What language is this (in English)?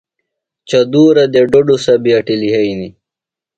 Phalura